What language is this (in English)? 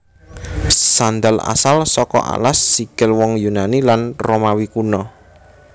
Javanese